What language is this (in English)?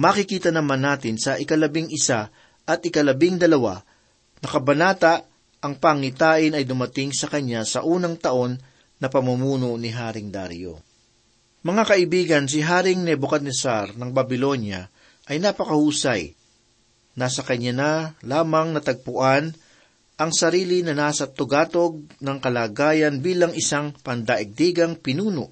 Filipino